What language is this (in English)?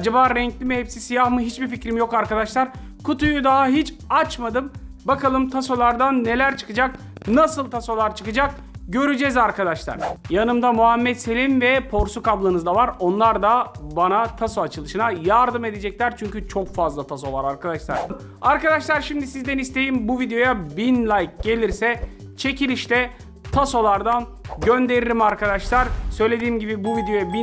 Turkish